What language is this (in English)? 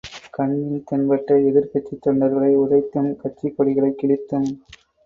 Tamil